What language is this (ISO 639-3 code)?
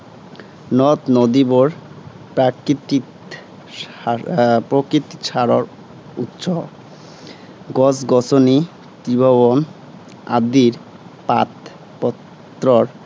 asm